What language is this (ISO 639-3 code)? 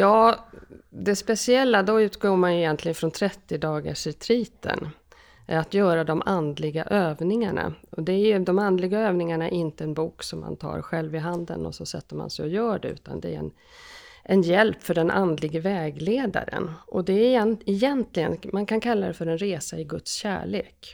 swe